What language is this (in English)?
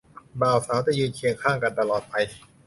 Thai